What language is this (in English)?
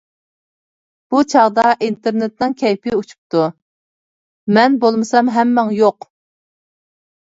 Uyghur